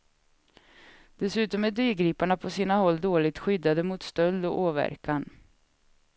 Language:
Swedish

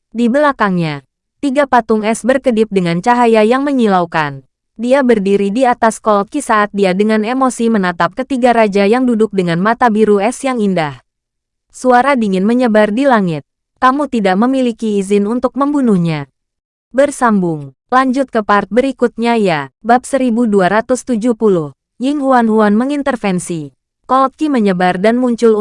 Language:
Indonesian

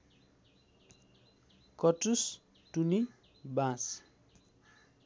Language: Nepali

